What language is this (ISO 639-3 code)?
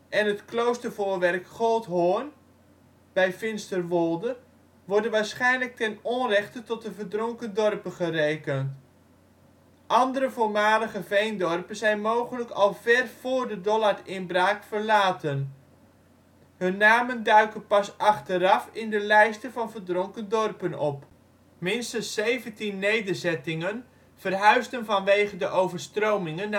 nld